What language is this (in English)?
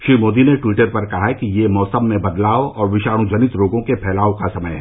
Hindi